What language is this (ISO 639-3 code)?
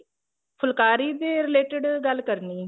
pan